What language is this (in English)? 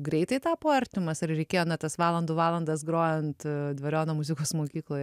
Lithuanian